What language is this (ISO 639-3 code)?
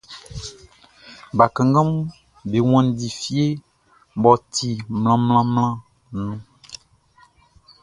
bci